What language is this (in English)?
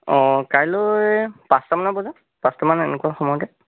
Assamese